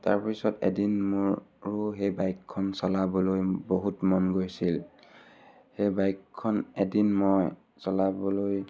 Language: Assamese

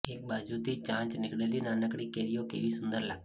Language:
Gujarati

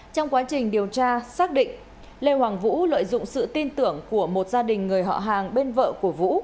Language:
Vietnamese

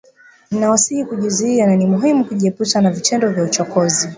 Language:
Swahili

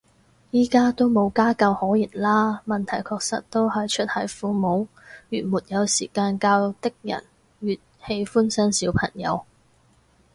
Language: Cantonese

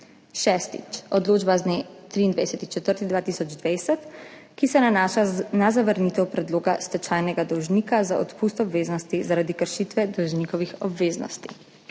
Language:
Slovenian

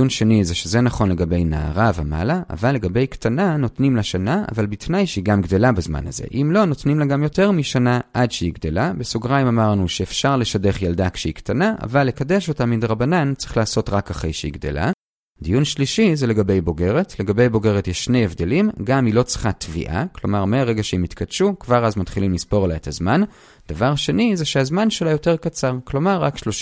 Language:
Hebrew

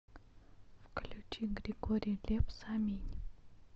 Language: Russian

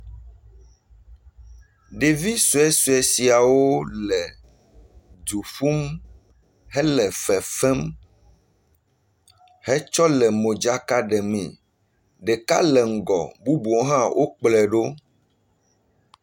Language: Ewe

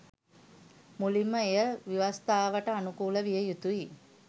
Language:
Sinhala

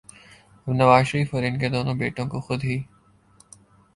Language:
Urdu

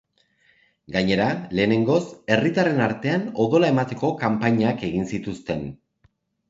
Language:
Basque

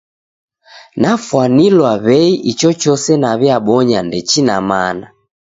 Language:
Taita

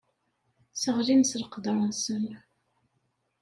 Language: Kabyle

